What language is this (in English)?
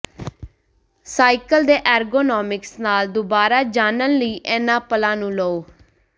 Punjabi